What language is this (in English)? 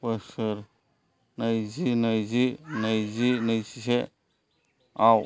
Bodo